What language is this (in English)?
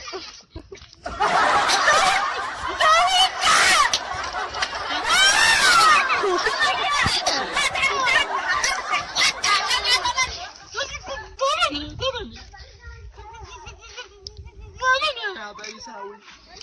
Arabic